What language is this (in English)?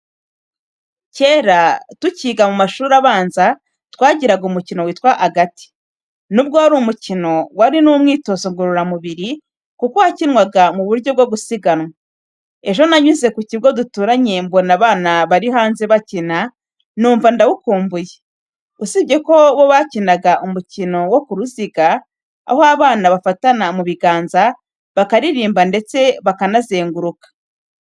Kinyarwanda